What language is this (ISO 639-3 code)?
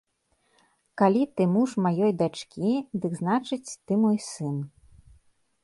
bel